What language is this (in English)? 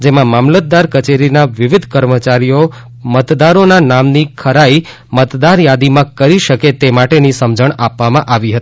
Gujarati